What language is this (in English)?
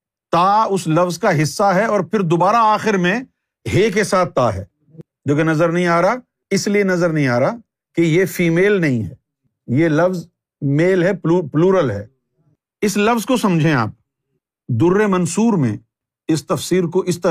Urdu